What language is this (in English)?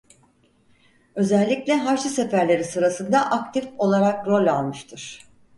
Turkish